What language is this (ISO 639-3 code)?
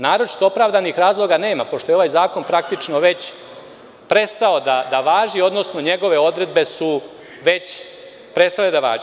srp